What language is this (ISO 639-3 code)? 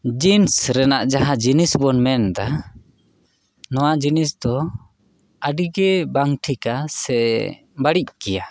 sat